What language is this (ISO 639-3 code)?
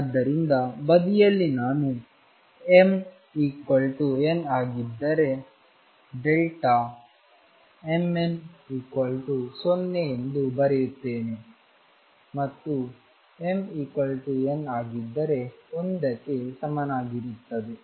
kan